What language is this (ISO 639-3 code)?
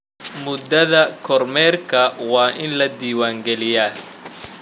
som